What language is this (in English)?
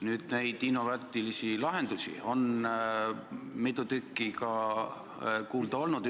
Estonian